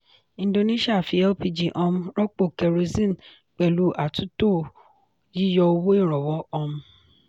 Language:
Yoruba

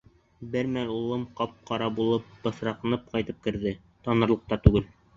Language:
Bashkir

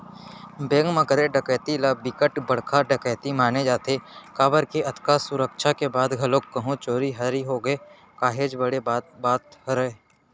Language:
Chhattisgarhi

